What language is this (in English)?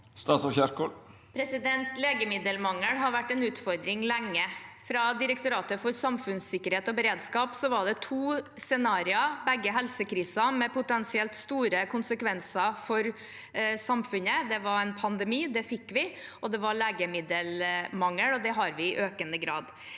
Norwegian